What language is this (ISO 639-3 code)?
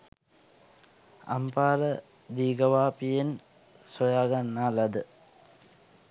sin